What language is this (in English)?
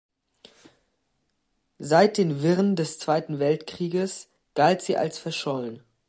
German